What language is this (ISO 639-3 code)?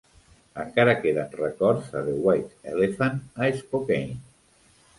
cat